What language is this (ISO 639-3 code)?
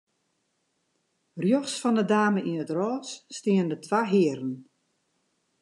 fry